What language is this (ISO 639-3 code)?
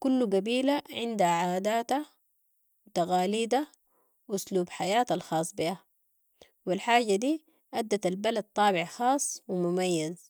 apd